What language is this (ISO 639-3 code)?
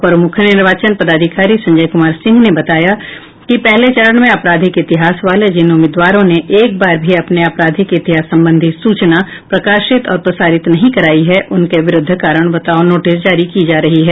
hin